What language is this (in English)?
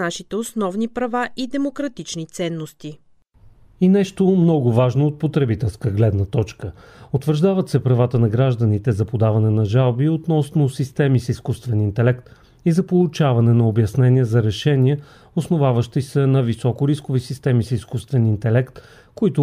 Bulgarian